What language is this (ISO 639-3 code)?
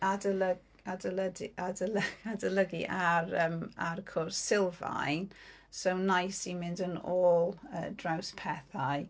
cym